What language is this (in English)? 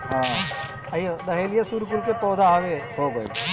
Bhojpuri